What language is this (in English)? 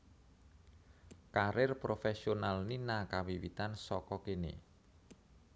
Javanese